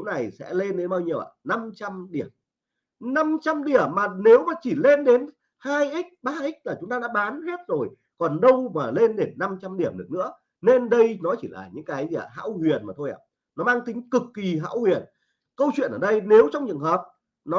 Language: Vietnamese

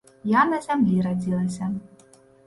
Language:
Belarusian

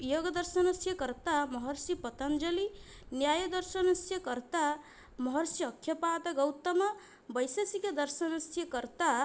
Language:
Sanskrit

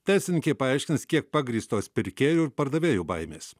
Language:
Lithuanian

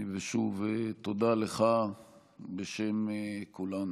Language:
Hebrew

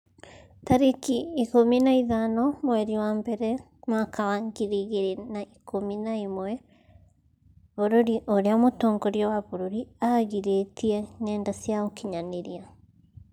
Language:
Kikuyu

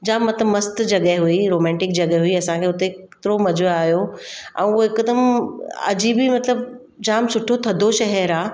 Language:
Sindhi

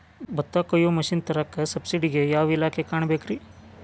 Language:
Kannada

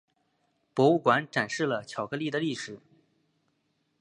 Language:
Chinese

